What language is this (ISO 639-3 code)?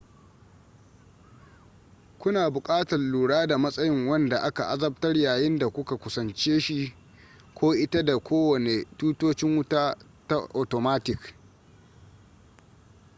hau